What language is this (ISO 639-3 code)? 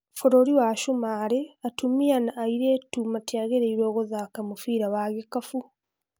kik